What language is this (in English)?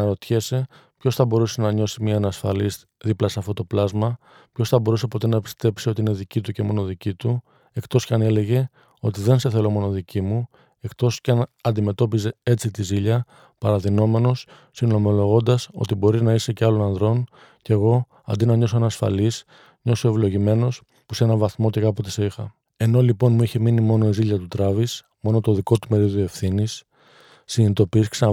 Greek